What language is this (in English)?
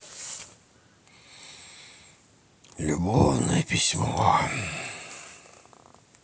Russian